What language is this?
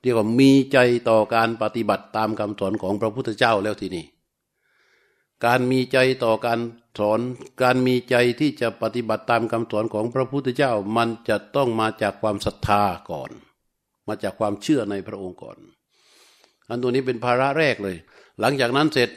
Thai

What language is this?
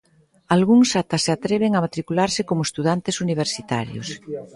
Galician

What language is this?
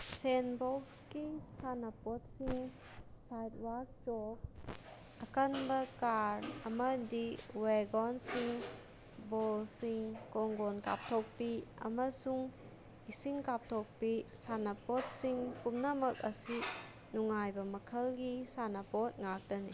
Manipuri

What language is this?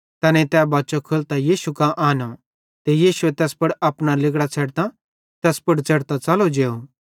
Bhadrawahi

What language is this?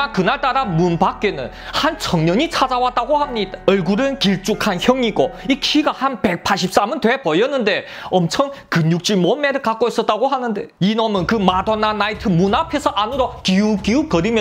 Korean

